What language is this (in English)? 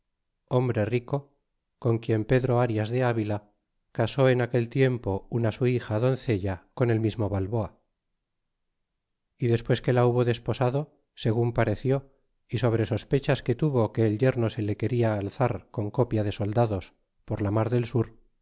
Spanish